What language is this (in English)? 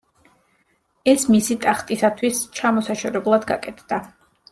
Georgian